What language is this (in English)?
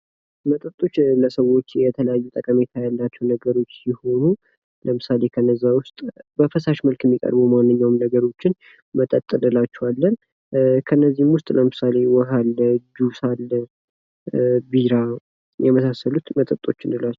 Amharic